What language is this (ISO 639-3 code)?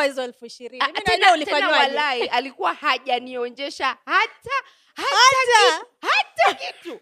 swa